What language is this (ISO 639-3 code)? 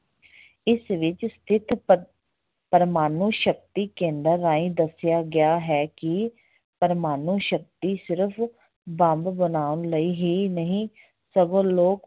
pan